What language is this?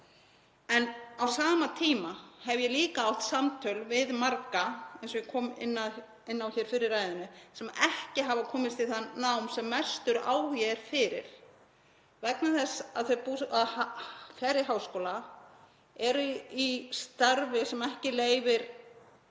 Icelandic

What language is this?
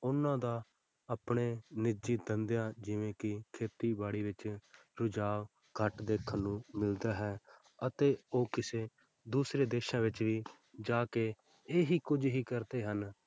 Punjabi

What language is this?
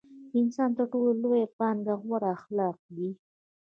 Pashto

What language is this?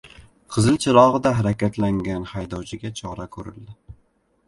Uzbek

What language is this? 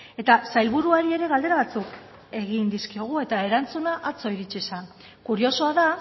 Basque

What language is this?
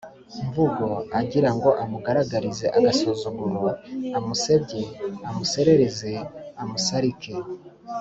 Kinyarwanda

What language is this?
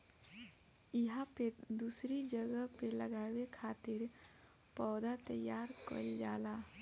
Bhojpuri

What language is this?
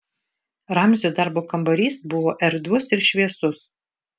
Lithuanian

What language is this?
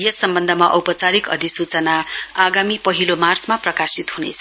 Nepali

